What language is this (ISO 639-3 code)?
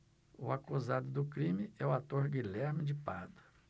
por